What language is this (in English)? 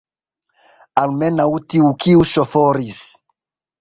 Esperanto